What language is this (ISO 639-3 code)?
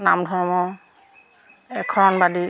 asm